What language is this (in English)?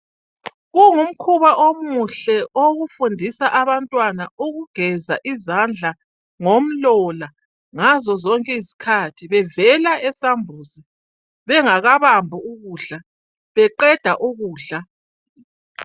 North Ndebele